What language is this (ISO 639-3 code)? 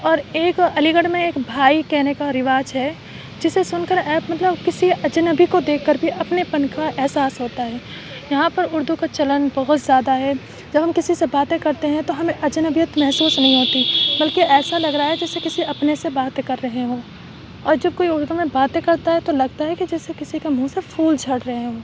urd